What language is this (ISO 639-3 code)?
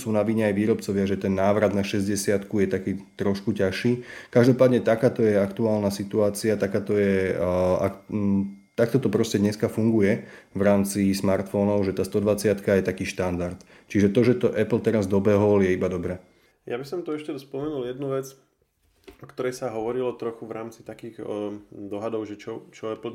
slk